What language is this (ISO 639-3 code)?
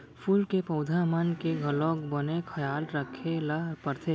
hne